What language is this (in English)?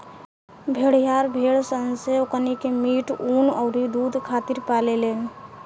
Bhojpuri